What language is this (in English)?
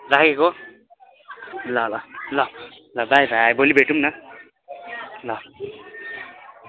Nepali